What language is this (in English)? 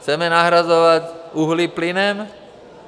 Czech